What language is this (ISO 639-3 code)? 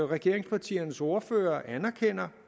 dan